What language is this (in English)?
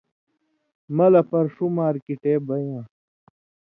Indus Kohistani